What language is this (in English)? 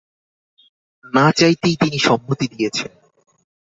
Bangla